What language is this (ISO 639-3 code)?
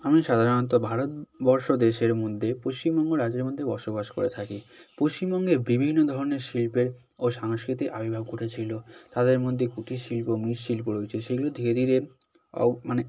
ben